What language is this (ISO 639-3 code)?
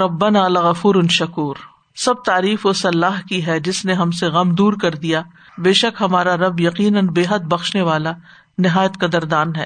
urd